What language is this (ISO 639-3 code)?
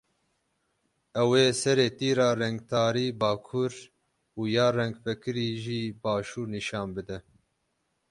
kur